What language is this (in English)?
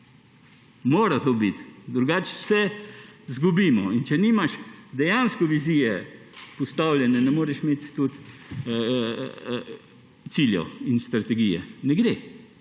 Slovenian